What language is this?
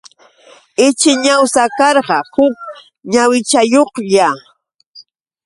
Yauyos Quechua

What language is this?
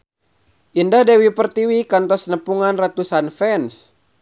Sundanese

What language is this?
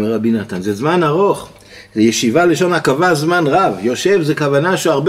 Hebrew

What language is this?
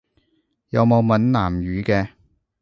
Cantonese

